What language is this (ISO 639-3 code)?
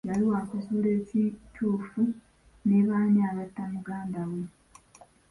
lug